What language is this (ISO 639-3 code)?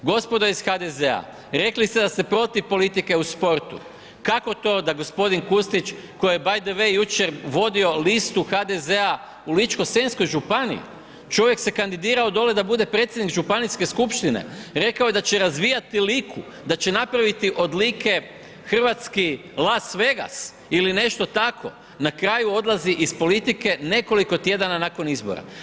hrv